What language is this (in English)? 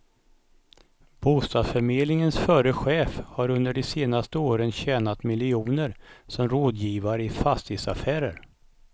Swedish